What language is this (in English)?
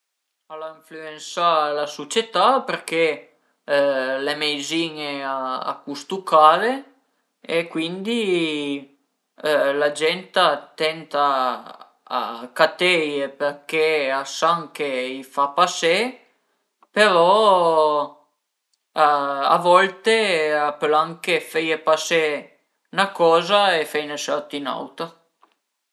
Piedmontese